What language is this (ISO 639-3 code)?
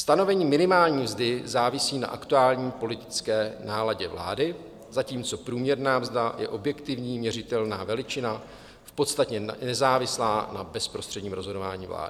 ces